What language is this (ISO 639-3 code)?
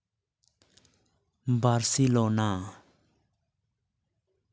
sat